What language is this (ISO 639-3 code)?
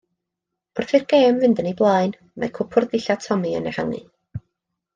cym